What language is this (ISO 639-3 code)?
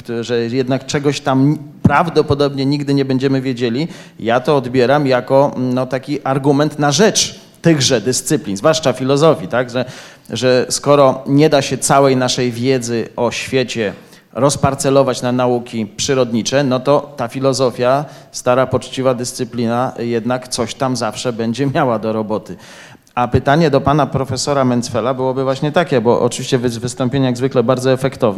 pol